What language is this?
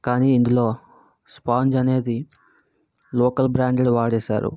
Telugu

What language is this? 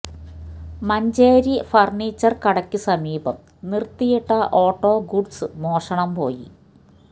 Malayalam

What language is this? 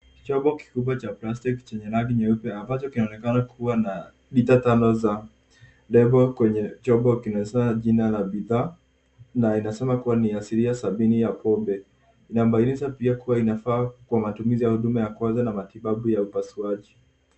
Swahili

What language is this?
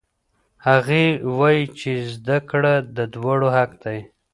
Pashto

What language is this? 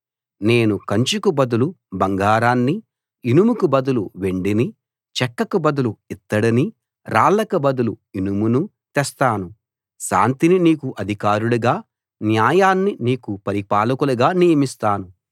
Telugu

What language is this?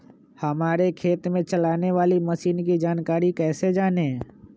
Magahi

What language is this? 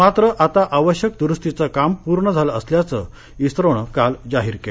Marathi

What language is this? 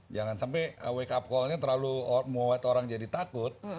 Indonesian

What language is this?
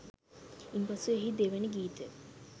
Sinhala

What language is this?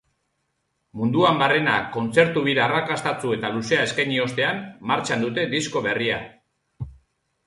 Basque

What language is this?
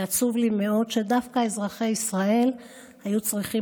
Hebrew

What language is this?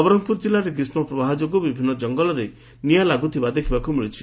Odia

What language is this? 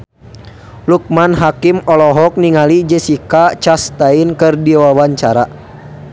Sundanese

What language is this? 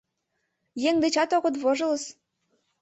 Mari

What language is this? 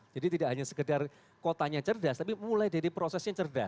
Indonesian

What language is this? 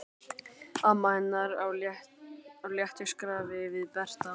Icelandic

